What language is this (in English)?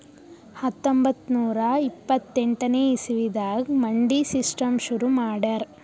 Kannada